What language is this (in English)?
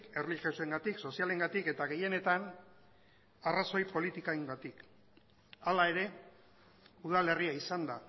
Basque